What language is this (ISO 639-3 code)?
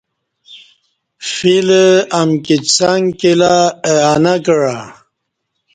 bsh